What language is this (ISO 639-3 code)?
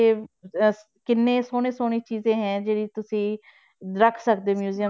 pan